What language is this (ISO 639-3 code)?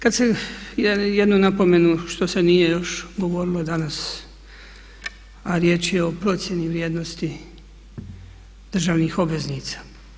hrv